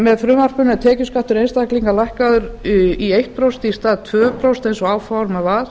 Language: Icelandic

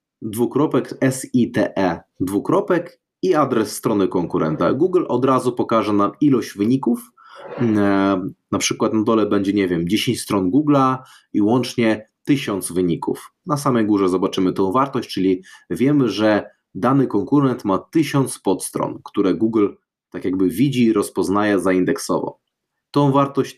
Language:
Polish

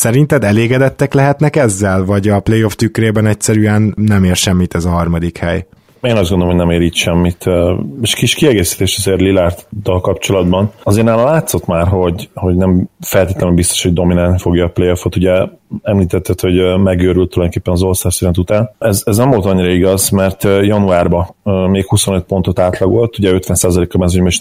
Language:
Hungarian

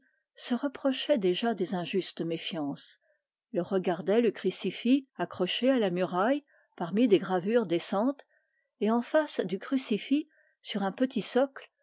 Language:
French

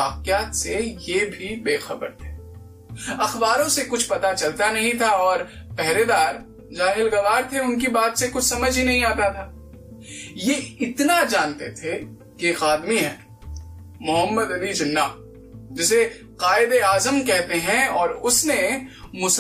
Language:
Hindi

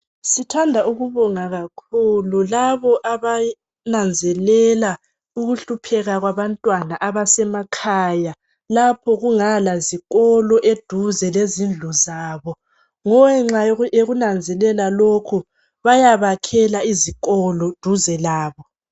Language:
North Ndebele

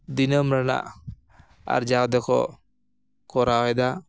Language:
Santali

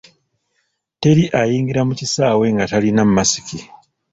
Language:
Ganda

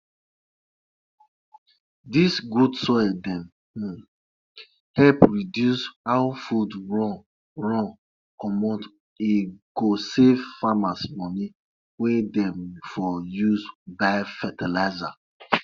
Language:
Nigerian Pidgin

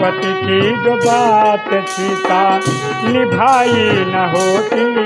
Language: Hindi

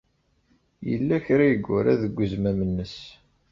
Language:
Kabyle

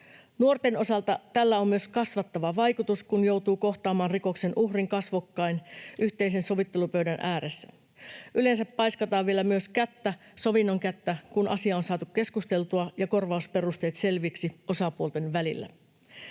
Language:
Finnish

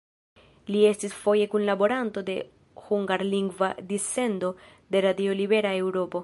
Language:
Esperanto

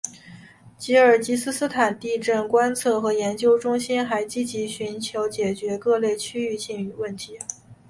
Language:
Chinese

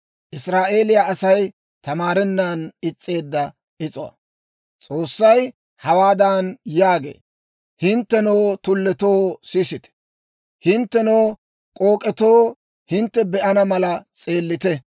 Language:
Dawro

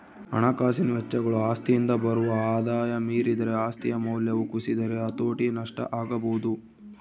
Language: Kannada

